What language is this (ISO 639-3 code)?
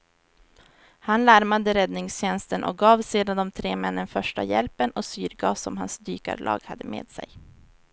swe